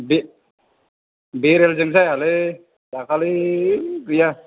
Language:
Bodo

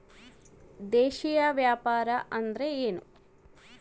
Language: Kannada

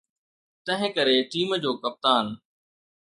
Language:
Sindhi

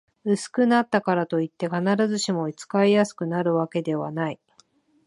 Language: Japanese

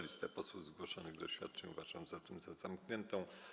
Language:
Polish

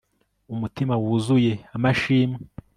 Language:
Kinyarwanda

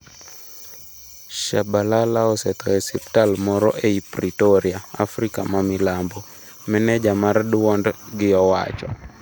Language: Luo (Kenya and Tanzania)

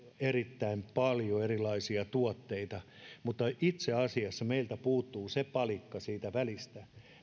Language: Finnish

